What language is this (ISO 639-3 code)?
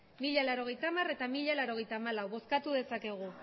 eus